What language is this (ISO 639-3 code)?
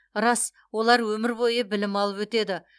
kaz